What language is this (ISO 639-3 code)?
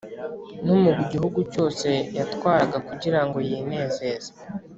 kin